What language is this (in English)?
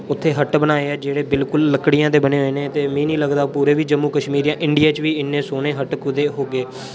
Dogri